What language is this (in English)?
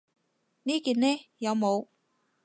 Cantonese